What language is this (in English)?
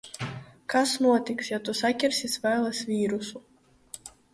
Latvian